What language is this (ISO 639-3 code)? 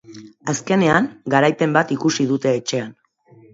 eus